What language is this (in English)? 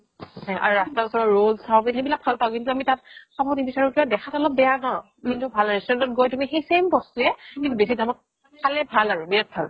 Assamese